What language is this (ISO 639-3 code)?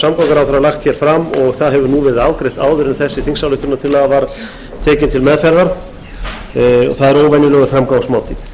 isl